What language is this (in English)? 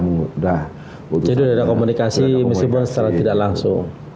Indonesian